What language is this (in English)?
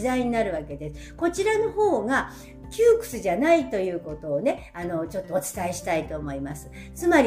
Japanese